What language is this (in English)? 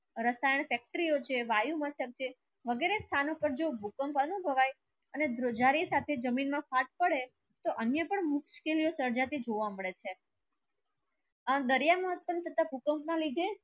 Gujarati